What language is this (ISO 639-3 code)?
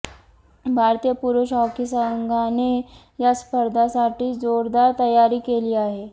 mar